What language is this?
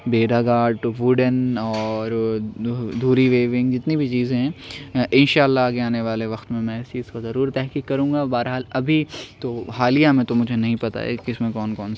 Urdu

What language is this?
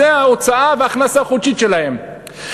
Hebrew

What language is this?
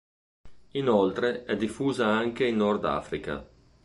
Italian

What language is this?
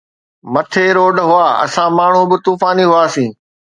Sindhi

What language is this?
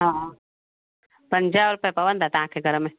Sindhi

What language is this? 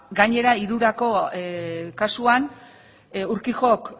Basque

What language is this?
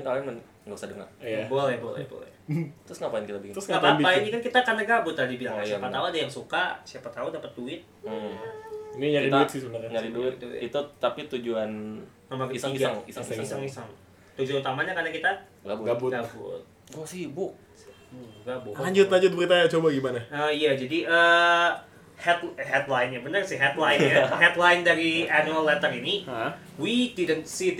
Indonesian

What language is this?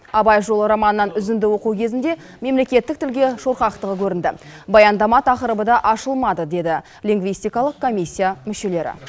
Kazakh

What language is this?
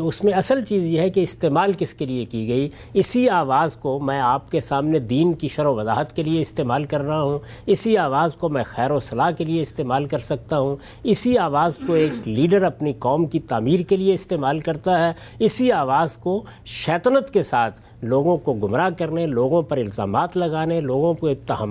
Urdu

